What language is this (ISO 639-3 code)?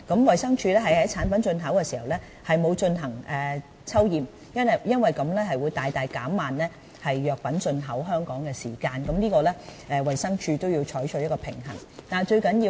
yue